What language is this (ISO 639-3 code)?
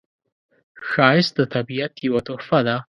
pus